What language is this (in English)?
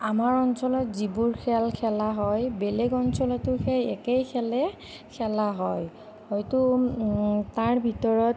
Assamese